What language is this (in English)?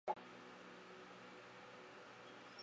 Chinese